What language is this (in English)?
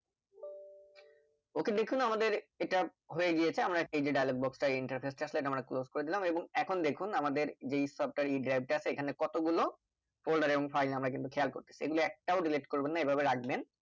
Bangla